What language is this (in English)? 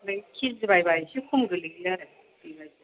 Bodo